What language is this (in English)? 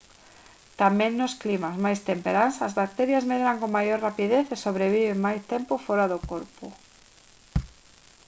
Galician